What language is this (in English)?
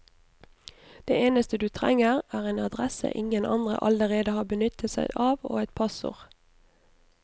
Norwegian